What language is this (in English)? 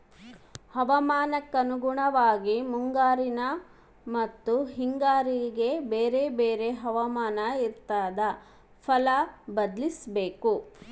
Kannada